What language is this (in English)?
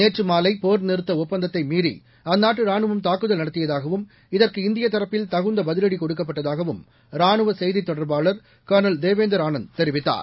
Tamil